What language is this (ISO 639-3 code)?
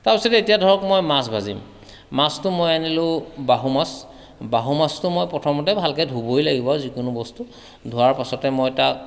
asm